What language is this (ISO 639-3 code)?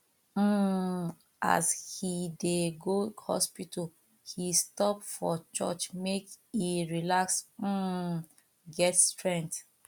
pcm